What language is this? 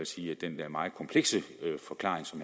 Danish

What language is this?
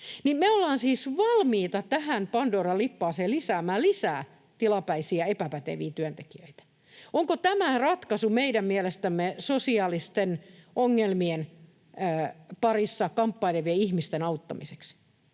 Finnish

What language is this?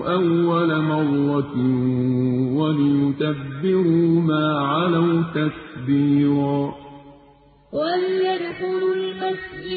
Arabic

